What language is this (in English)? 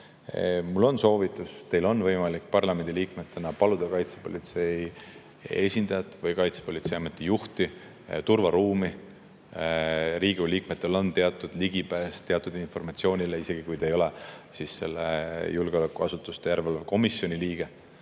Estonian